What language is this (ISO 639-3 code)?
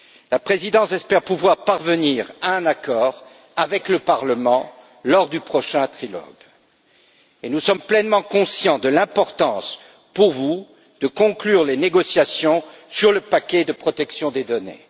fra